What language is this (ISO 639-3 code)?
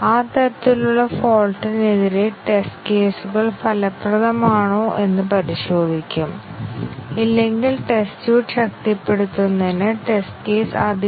mal